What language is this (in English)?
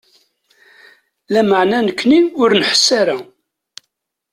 Kabyle